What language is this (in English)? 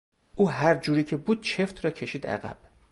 Persian